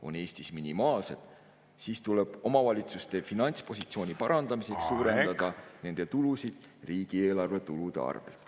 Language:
Estonian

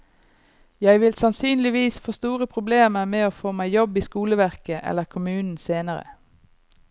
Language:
Norwegian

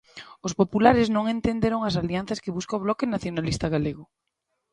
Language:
Galician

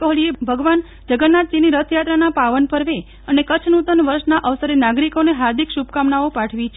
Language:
Gujarati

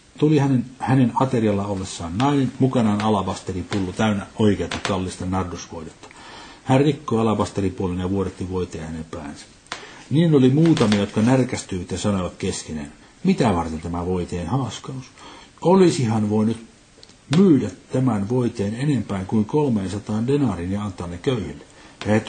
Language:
Finnish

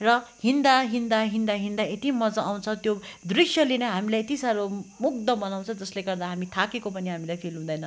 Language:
Nepali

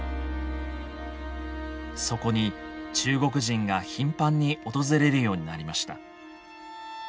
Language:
Japanese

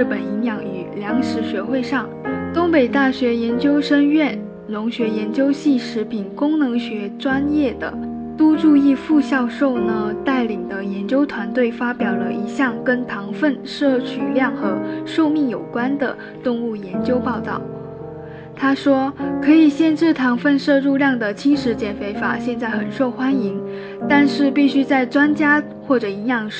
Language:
Chinese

